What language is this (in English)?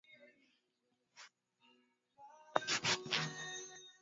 Swahili